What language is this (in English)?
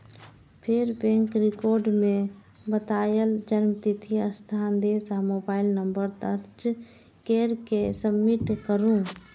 Maithili